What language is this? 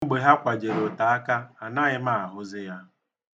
Igbo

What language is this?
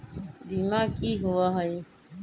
Magahi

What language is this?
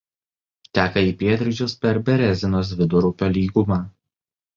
Lithuanian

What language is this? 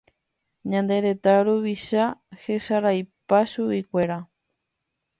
Guarani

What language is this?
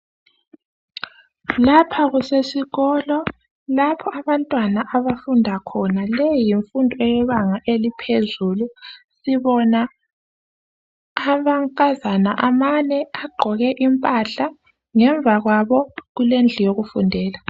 North Ndebele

